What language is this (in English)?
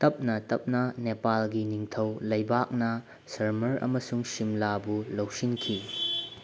Manipuri